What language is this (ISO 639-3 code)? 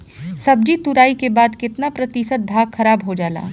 bho